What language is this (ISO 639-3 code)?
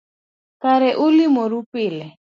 luo